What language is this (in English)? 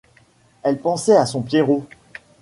French